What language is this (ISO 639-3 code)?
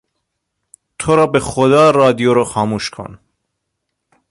fas